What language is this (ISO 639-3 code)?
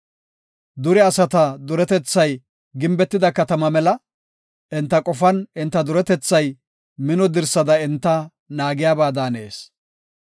gof